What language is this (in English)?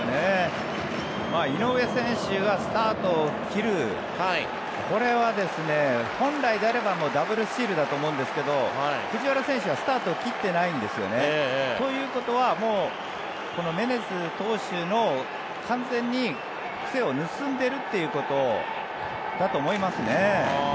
Japanese